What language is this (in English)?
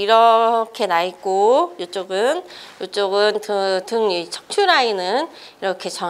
Korean